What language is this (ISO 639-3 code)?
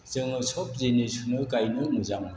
brx